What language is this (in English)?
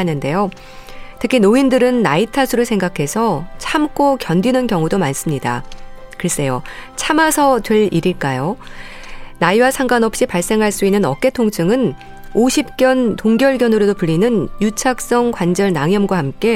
Korean